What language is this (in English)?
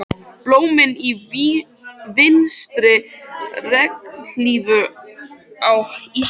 Icelandic